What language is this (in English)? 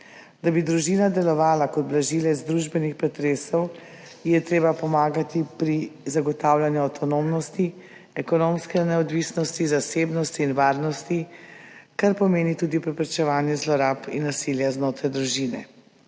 Slovenian